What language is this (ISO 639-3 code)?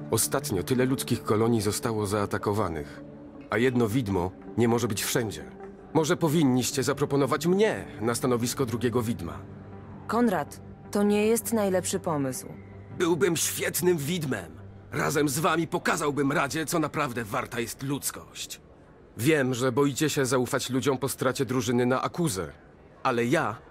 pol